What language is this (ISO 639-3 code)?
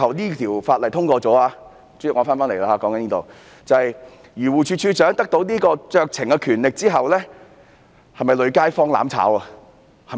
yue